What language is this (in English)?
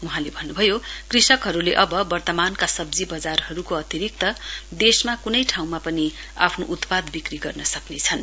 Nepali